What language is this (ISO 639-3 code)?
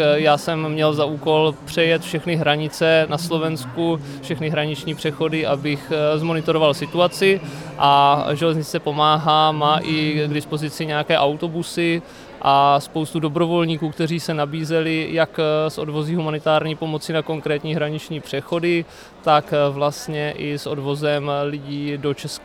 ces